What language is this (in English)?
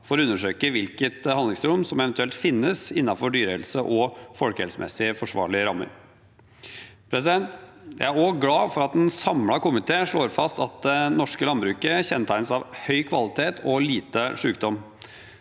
Norwegian